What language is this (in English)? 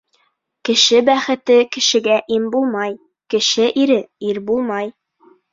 Bashkir